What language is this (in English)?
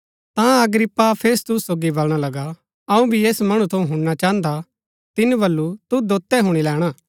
Gaddi